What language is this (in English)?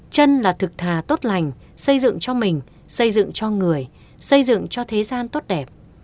Vietnamese